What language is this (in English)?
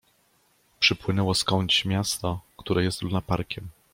Polish